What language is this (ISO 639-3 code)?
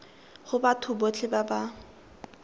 tsn